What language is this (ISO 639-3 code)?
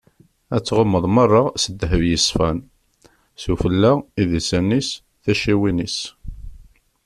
kab